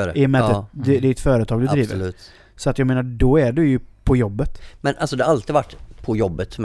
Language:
Swedish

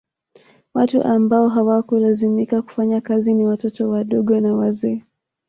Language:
Swahili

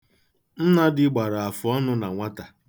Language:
Igbo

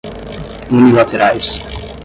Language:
Portuguese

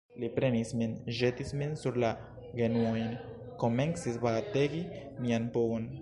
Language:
Esperanto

